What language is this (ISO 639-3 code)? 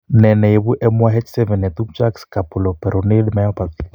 kln